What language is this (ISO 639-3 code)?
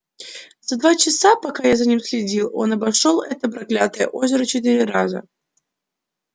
rus